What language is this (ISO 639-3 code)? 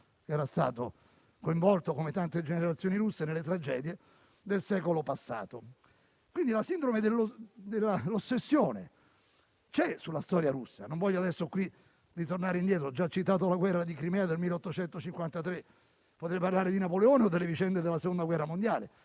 ita